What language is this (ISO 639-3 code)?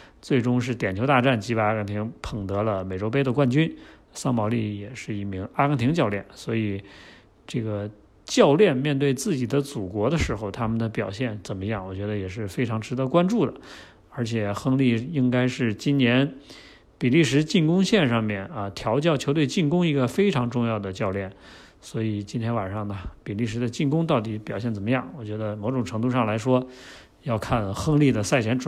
zho